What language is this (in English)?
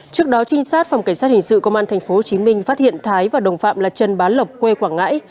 Vietnamese